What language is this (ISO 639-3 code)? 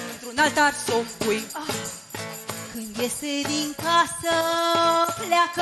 ron